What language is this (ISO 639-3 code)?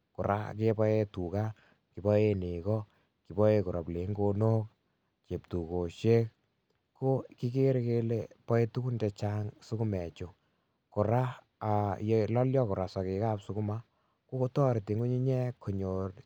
kln